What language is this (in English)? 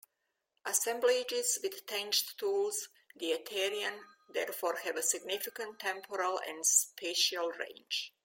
English